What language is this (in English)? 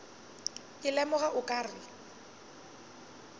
Northern Sotho